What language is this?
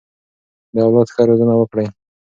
Pashto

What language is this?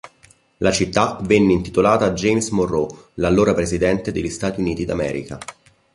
Italian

